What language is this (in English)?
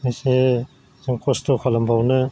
Bodo